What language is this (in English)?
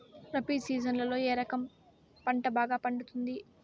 Telugu